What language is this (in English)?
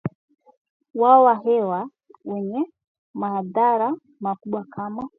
Swahili